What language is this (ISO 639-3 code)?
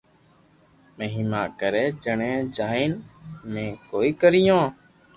lrk